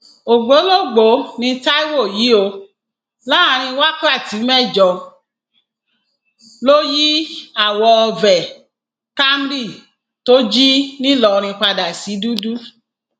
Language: Yoruba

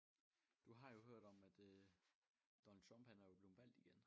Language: Danish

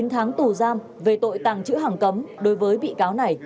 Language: Vietnamese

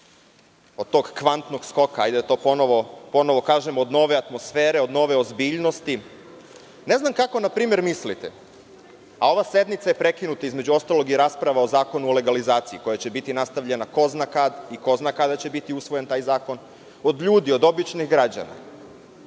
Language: Serbian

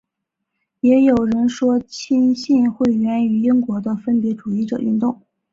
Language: Chinese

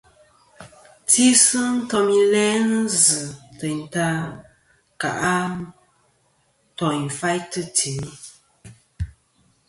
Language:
Kom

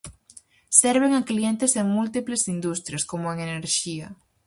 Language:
Galician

